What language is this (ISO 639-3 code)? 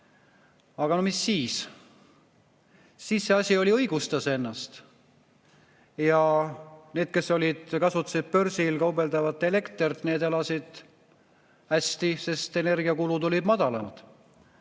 est